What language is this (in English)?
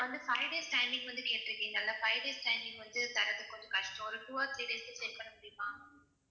Tamil